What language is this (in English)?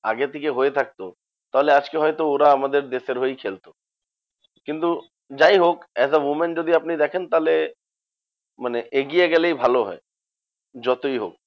Bangla